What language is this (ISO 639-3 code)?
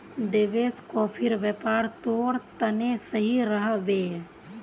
mag